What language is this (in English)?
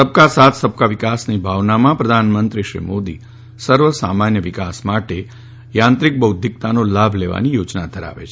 Gujarati